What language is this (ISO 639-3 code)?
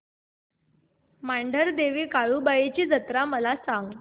mar